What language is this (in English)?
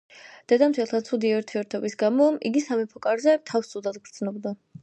Georgian